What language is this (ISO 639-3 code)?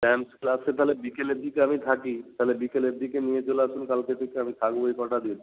ben